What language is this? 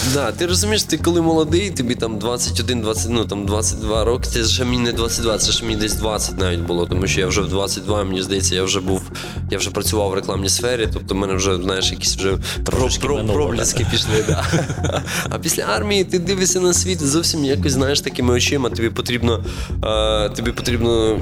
Ukrainian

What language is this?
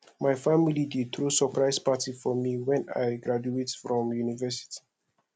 Nigerian Pidgin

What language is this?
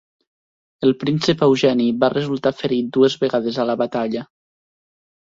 Catalan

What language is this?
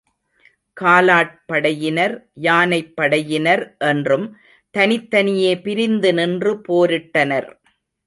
Tamil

